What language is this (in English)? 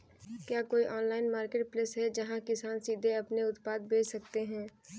Hindi